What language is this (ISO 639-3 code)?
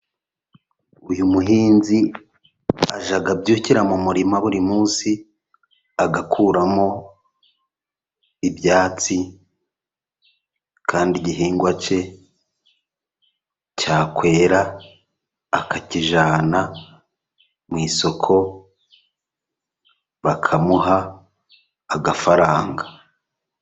kin